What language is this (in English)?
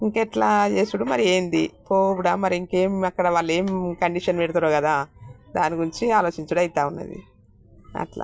Telugu